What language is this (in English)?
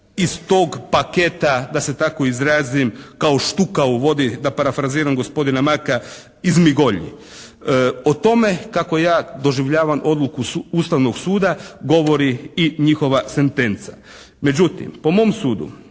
Croatian